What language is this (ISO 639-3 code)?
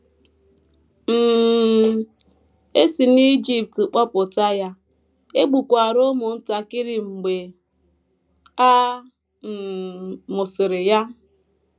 ibo